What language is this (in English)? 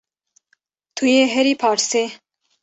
Kurdish